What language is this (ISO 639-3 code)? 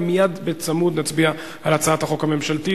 heb